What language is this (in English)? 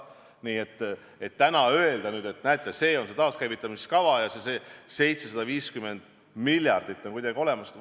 Estonian